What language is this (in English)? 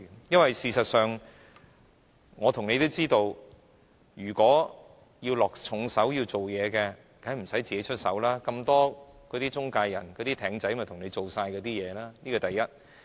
Cantonese